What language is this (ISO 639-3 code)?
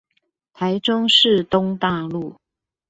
zho